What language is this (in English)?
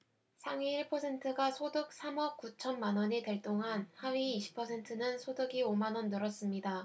Korean